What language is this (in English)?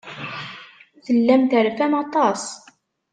Kabyle